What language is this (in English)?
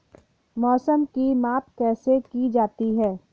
Hindi